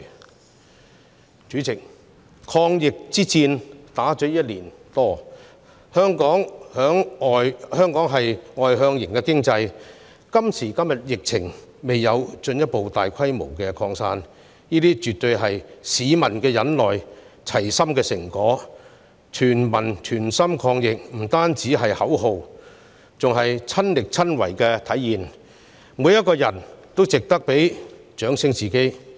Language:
Cantonese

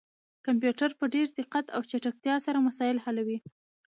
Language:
Pashto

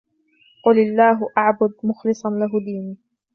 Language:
Arabic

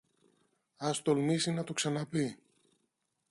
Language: Greek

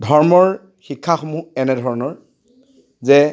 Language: Assamese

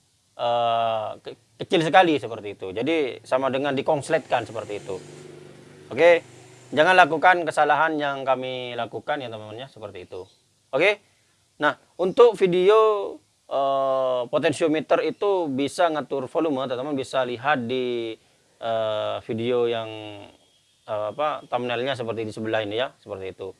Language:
Indonesian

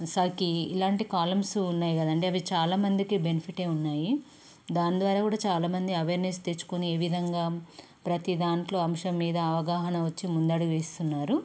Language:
Telugu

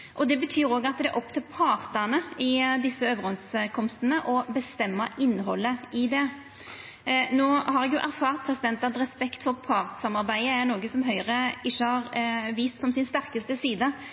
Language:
Norwegian Nynorsk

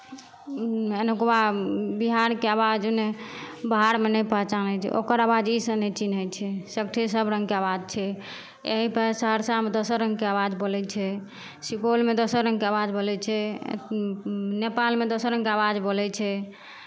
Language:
Maithili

